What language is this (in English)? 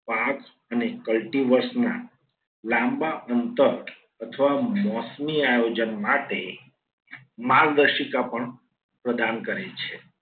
Gujarati